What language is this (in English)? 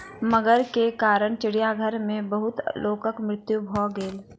Maithili